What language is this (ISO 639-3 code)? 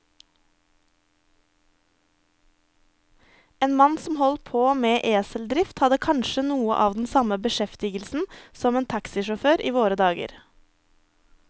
nor